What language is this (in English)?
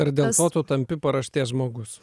Lithuanian